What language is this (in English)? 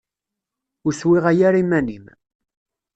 Kabyle